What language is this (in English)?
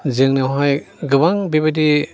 Bodo